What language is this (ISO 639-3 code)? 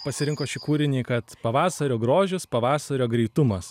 lit